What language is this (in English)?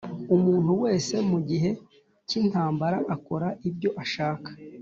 Kinyarwanda